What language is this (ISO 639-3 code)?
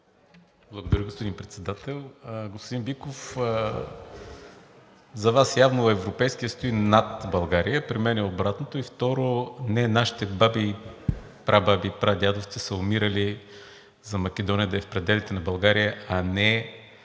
bul